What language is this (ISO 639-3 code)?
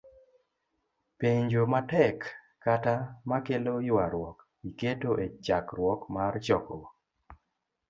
luo